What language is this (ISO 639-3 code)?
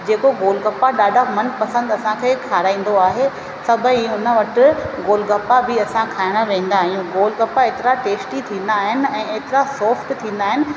snd